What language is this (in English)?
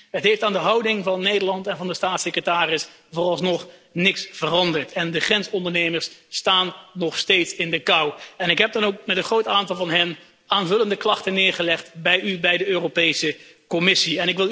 Dutch